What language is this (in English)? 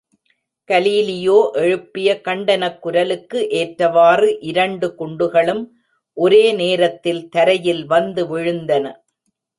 Tamil